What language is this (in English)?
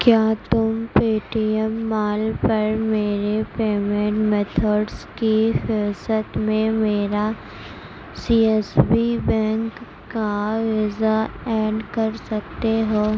Urdu